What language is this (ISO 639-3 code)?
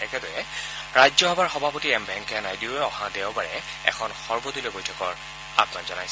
asm